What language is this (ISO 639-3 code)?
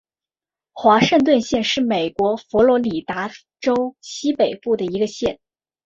zho